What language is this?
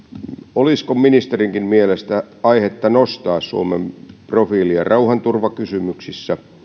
Finnish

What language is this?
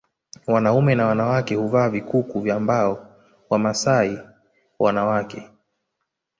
Swahili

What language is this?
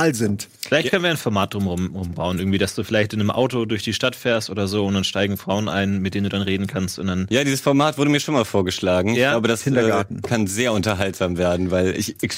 German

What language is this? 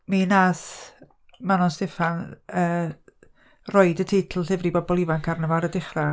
Welsh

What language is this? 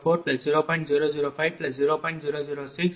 Tamil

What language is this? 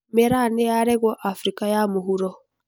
Kikuyu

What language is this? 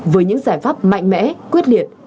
Vietnamese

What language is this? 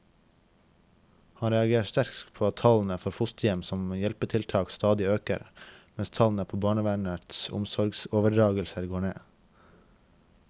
Norwegian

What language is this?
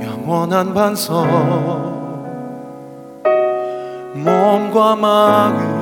Korean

